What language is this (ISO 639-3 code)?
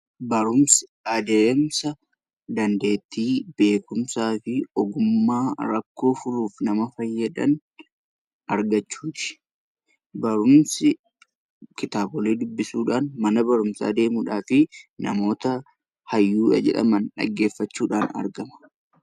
orm